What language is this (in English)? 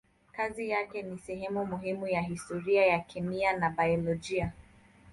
Swahili